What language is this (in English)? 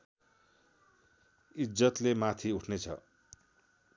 Nepali